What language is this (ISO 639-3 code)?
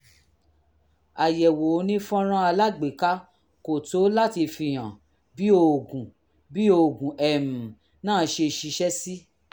yor